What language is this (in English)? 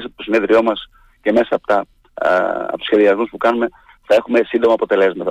Greek